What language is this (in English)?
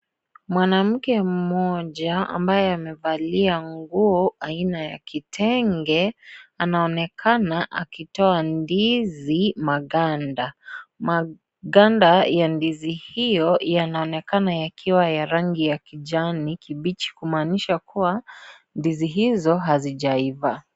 Swahili